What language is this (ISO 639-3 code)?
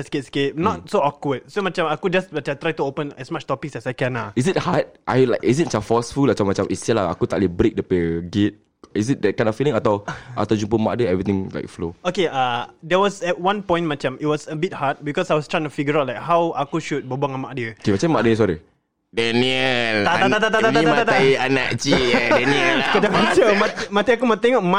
msa